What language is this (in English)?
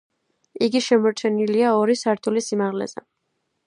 Georgian